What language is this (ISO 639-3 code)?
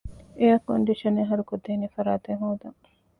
div